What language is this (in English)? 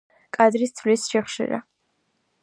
Georgian